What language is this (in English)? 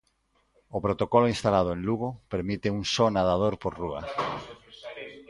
Galician